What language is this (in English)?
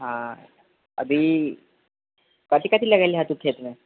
Maithili